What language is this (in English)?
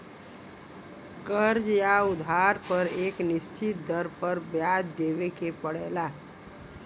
Bhojpuri